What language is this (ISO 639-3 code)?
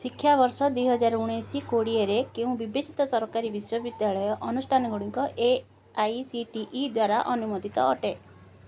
ori